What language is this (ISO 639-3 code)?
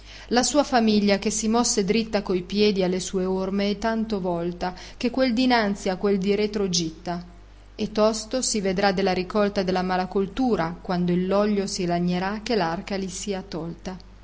ita